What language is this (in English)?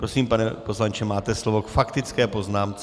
Czech